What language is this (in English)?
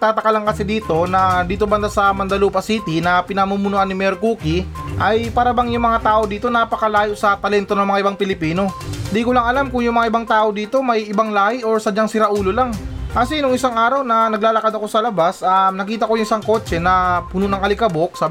Filipino